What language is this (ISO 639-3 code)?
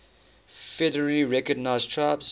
eng